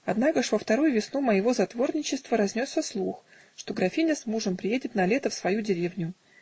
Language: Russian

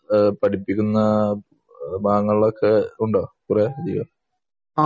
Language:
Malayalam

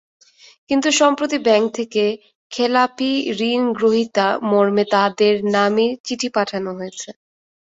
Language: Bangla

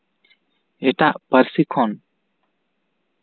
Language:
Santali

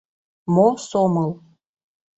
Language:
Mari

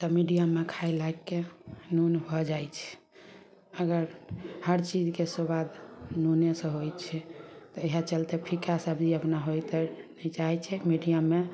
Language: Maithili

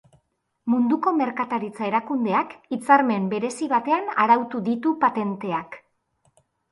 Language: Basque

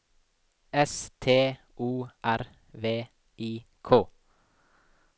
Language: Norwegian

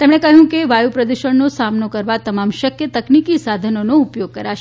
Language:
Gujarati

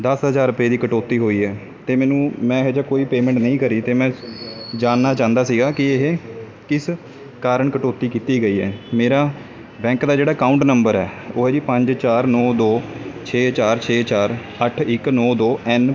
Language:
Punjabi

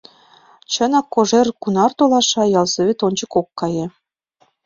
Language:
Mari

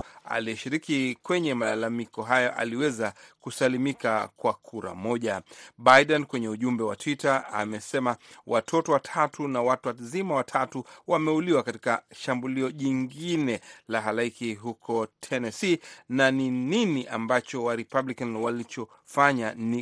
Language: Swahili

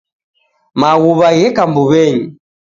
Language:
Taita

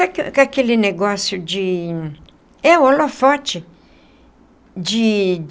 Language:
Portuguese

